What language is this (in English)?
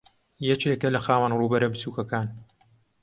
Central Kurdish